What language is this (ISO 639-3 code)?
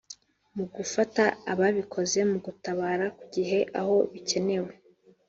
kin